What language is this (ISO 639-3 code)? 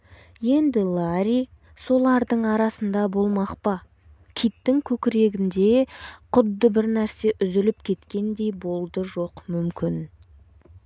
kaz